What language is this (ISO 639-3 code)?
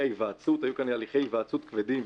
heb